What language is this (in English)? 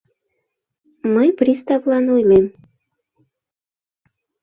Mari